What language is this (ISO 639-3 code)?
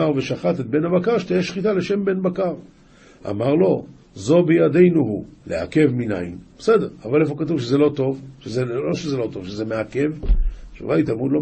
heb